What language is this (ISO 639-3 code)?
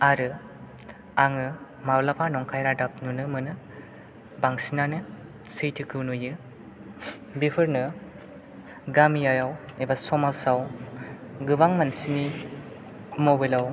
brx